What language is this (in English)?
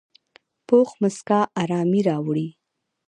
Pashto